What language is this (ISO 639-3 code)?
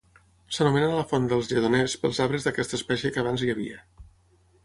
cat